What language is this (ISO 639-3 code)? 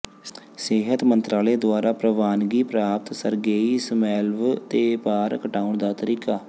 pan